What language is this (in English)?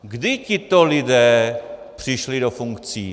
Czech